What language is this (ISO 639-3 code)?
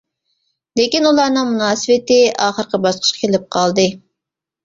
uig